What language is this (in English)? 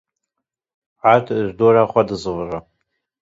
Kurdish